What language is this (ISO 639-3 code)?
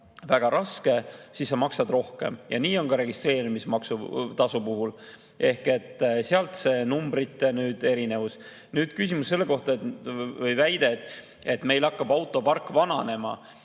est